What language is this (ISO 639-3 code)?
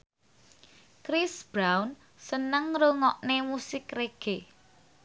jav